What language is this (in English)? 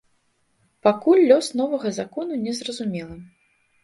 Belarusian